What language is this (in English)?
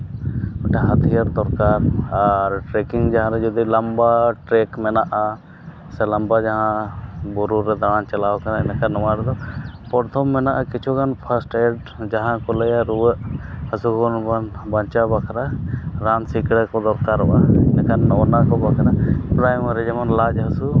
Santali